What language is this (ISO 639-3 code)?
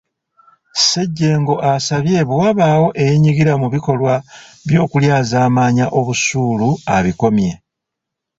lug